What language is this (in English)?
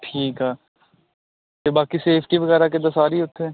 Punjabi